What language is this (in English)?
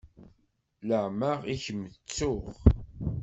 Kabyle